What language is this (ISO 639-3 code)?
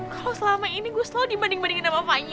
ind